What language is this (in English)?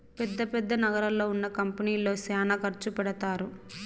Telugu